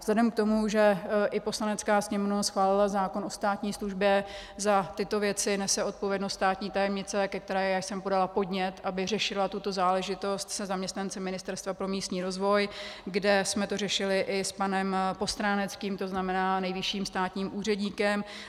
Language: Czech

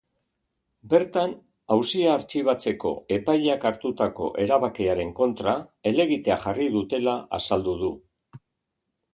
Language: Basque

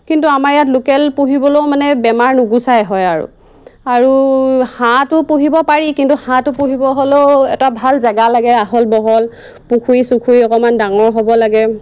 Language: Assamese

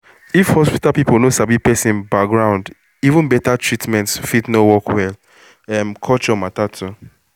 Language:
Nigerian Pidgin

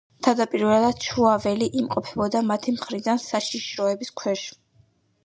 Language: Georgian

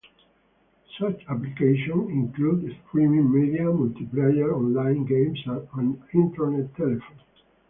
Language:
English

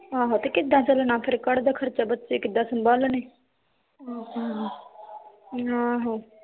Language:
Punjabi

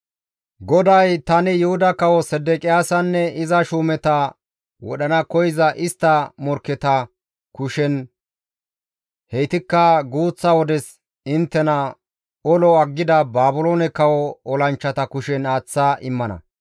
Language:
Gamo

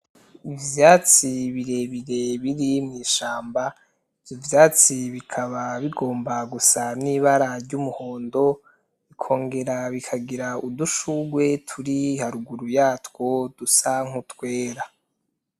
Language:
Rundi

